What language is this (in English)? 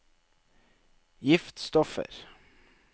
Norwegian